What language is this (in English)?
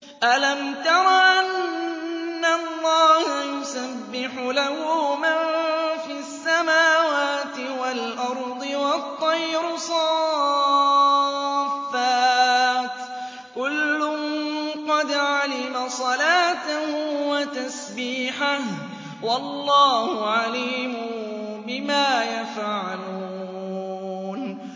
Arabic